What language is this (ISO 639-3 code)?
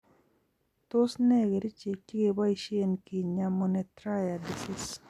kln